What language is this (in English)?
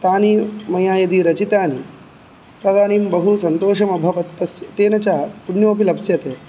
Sanskrit